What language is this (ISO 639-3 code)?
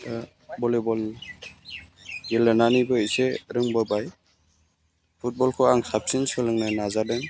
brx